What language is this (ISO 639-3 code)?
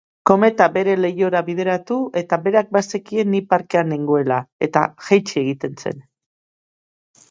eus